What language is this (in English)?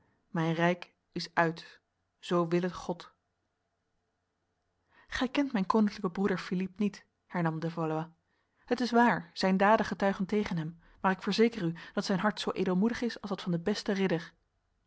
Dutch